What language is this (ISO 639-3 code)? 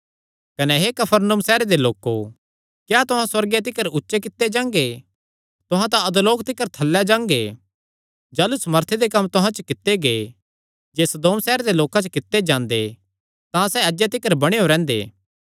xnr